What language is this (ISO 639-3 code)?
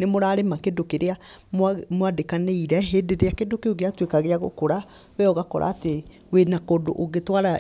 kik